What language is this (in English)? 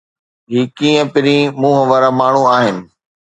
Sindhi